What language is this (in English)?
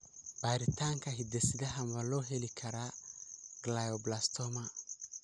Somali